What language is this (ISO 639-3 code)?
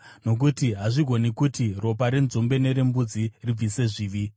sna